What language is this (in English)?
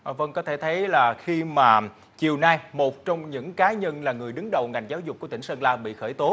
Vietnamese